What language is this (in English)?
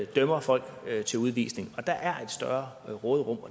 Danish